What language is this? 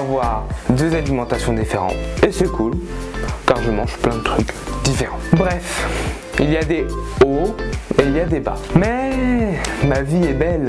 French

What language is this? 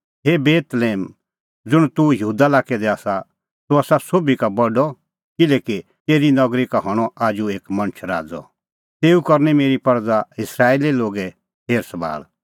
Kullu Pahari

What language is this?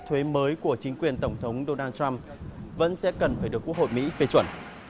Vietnamese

